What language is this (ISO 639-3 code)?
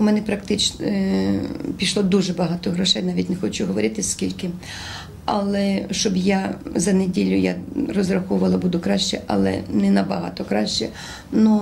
ukr